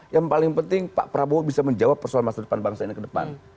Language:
Indonesian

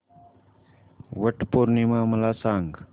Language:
Marathi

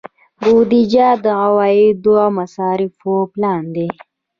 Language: Pashto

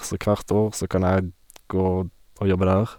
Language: Norwegian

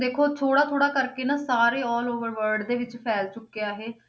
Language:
Punjabi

